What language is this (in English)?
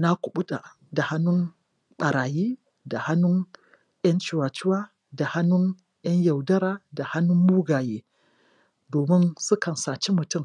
Hausa